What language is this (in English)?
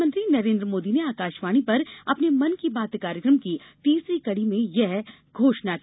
Hindi